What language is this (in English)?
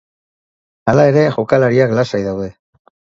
Basque